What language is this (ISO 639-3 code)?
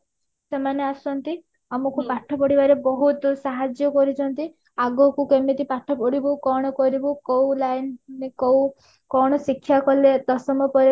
ori